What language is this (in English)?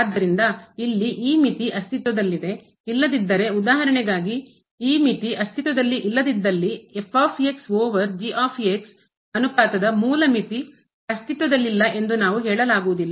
Kannada